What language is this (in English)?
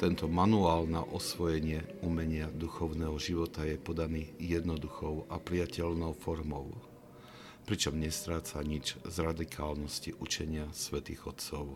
Slovak